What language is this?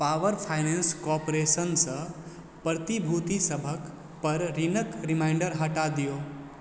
Maithili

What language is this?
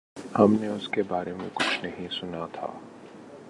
Urdu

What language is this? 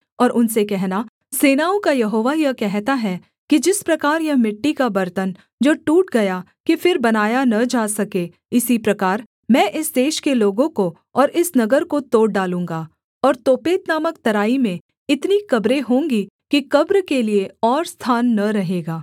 Hindi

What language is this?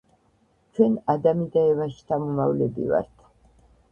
Georgian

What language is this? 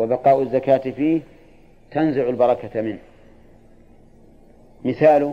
Arabic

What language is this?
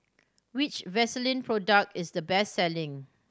English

